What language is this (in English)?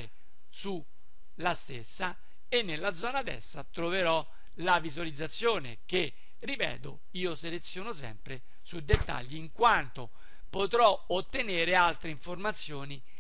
Italian